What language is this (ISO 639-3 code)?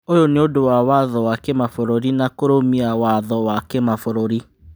kik